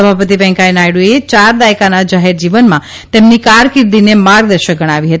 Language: Gujarati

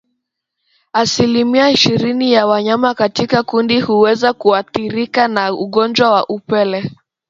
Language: Swahili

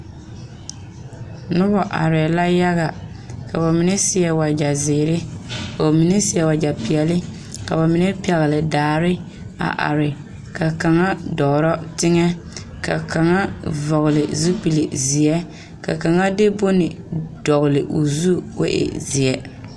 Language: Southern Dagaare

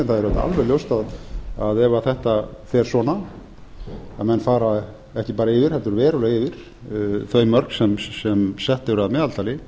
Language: Icelandic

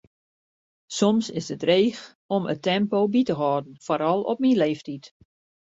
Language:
Western Frisian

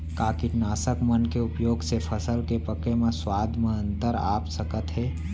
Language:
Chhattisgarhi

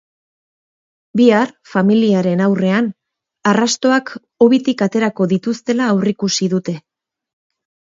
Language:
Basque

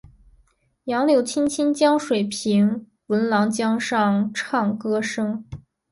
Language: Chinese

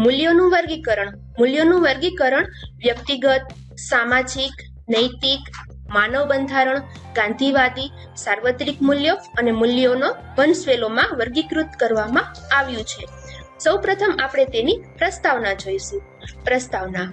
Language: Gujarati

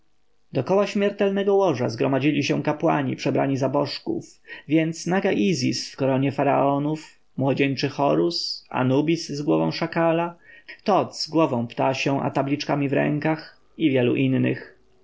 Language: Polish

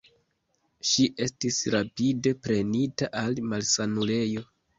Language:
Esperanto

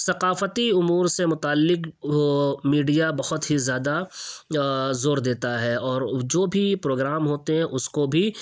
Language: Urdu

